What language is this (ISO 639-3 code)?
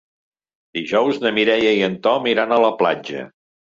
cat